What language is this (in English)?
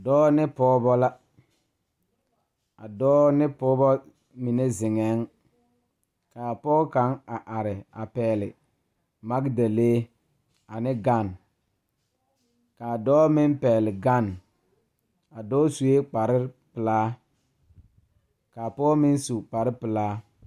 Southern Dagaare